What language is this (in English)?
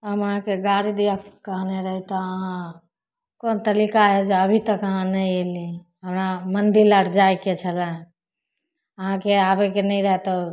Maithili